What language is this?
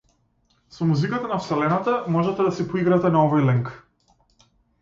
Macedonian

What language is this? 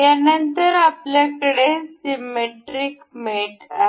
Marathi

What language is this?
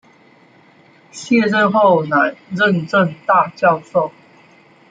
Chinese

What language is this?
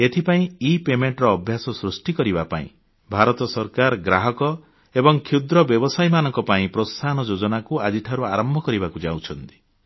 Odia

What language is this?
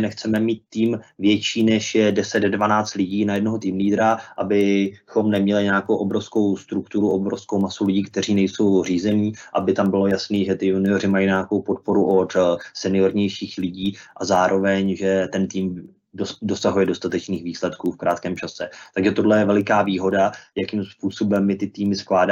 Czech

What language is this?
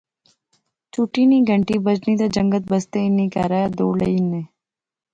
Pahari-Potwari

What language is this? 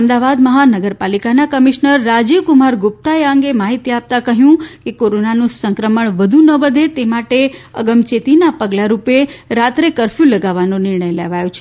Gujarati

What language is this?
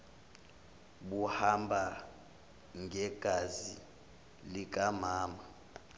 Zulu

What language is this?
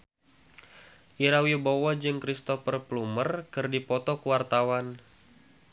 Sundanese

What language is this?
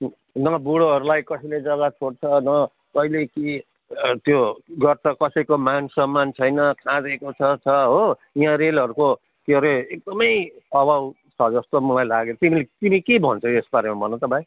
Nepali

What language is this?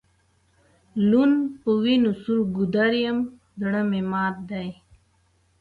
Pashto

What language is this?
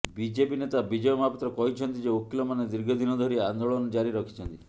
Odia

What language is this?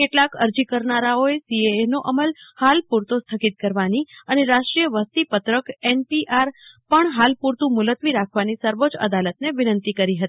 Gujarati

